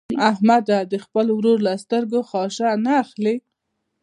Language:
Pashto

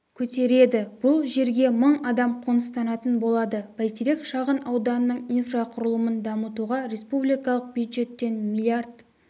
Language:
Kazakh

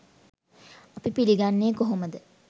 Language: Sinhala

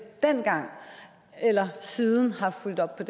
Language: Danish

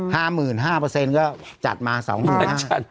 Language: Thai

